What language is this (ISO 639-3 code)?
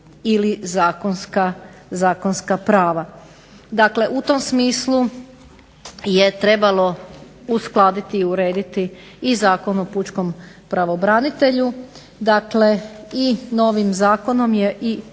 hrv